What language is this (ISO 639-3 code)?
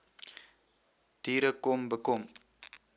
afr